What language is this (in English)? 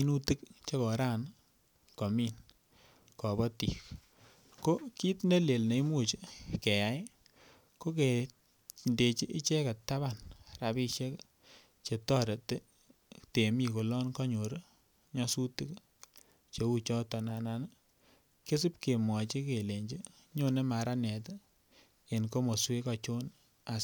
Kalenjin